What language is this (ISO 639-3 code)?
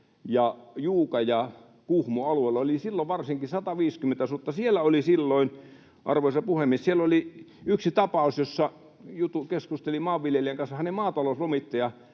fin